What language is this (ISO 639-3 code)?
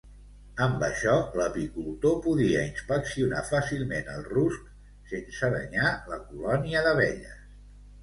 cat